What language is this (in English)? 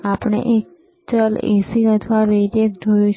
Gujarati